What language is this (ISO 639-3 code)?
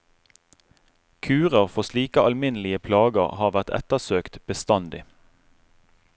nor